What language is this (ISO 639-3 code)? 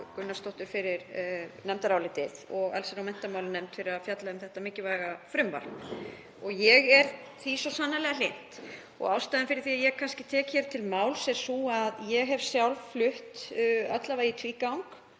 isl